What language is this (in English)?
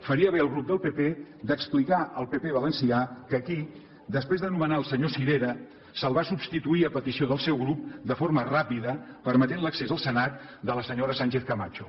Catalan